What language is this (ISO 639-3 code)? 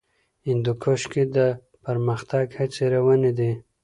pus